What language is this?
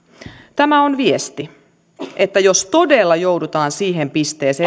Finnish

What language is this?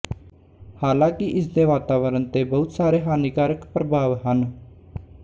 Punjabi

